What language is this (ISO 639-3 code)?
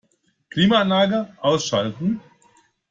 deu